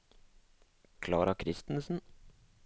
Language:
Norwegian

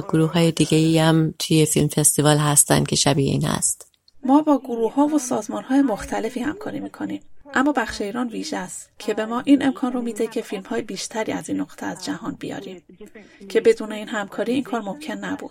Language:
Persian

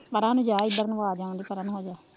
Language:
Punjabi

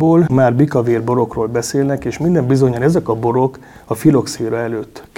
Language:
Hungarian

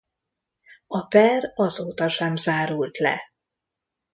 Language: Hungarian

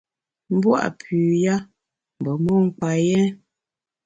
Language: Bamun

